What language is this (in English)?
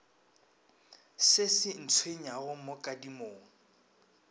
Northern Sotho